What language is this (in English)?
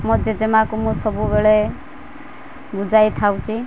Odia